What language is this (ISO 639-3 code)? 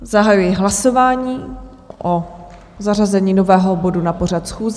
ces